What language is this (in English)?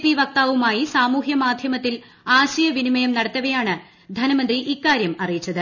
Malayalam